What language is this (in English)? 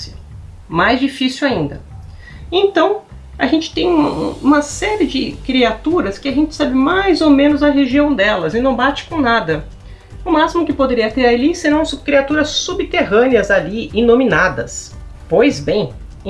Portuguese